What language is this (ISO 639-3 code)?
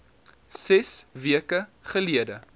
afr